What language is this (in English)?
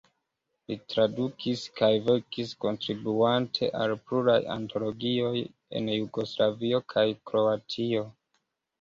Esperanto